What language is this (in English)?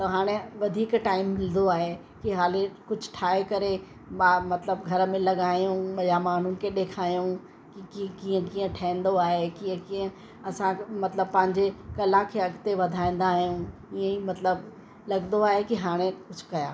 Sindhi